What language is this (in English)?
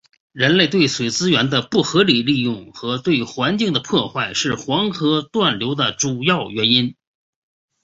Chinese